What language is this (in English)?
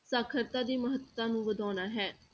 Punjabi